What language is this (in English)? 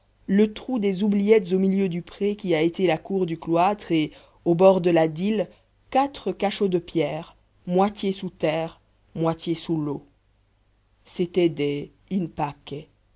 French